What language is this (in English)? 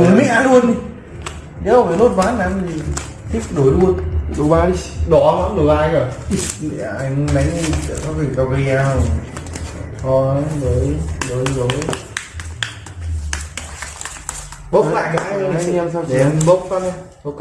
Vietnamese